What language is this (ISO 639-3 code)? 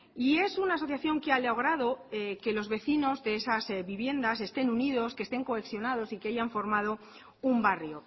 spa